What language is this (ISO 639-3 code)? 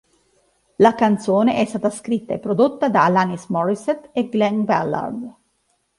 ita